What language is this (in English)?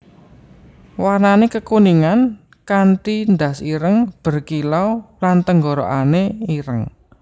Javanese